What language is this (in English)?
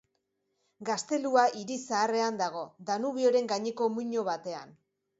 Basque